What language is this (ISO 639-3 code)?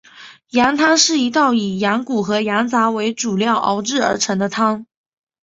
zho